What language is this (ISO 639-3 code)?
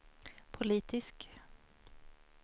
swe